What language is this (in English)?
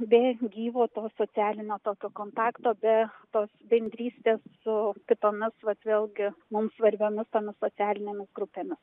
Lithuanian